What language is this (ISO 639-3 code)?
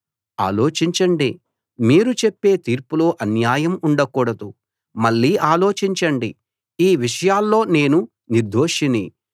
tel